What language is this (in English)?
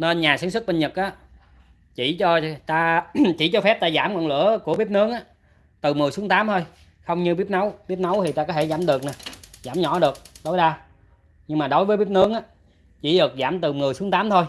Vietnamese